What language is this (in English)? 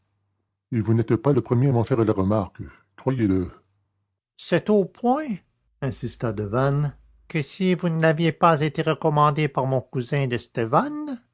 French